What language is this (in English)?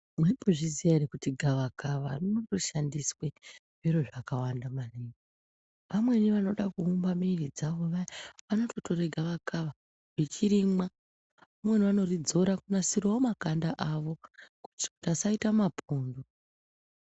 Ndau